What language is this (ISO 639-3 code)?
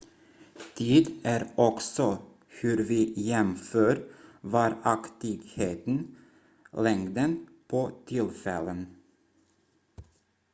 swe